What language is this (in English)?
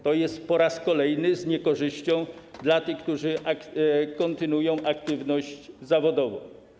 Polish